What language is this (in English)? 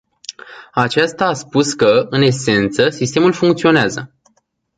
Romanian